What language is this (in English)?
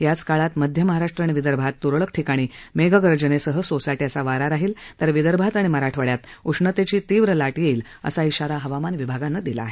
Marathi